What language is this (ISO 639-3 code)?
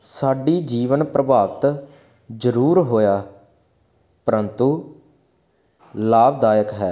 pan